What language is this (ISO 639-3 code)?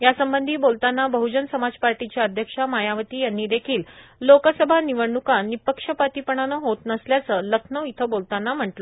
mar